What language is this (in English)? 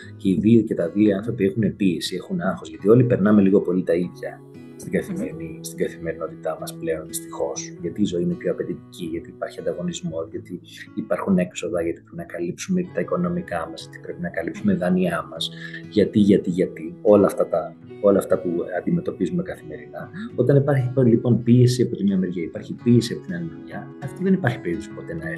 Greek